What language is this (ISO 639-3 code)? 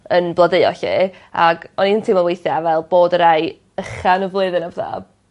cym